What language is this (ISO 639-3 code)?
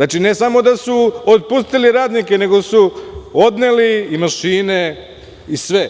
srp